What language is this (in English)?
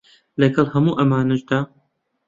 Central Kurdish